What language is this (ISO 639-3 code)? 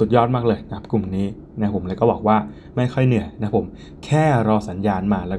tha